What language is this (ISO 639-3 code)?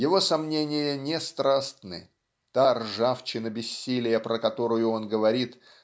rus